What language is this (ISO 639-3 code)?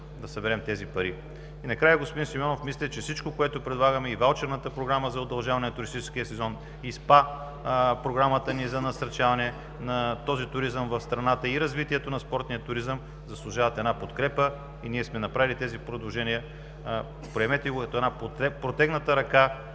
bul